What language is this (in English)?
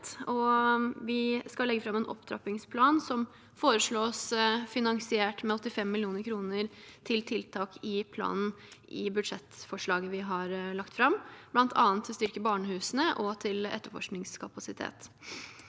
Norwegian